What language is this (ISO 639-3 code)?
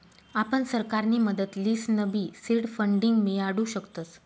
mar